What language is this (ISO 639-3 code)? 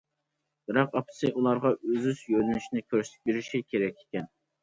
uig